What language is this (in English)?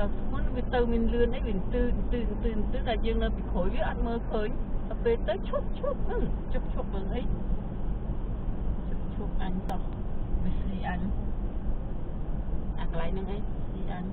Vietnamese